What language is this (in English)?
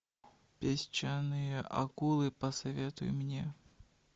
Russian